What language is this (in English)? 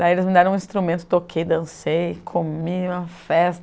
Portuguese